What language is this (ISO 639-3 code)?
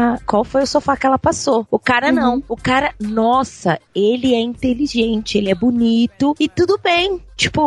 por